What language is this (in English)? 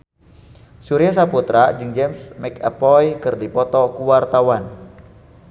Sundanese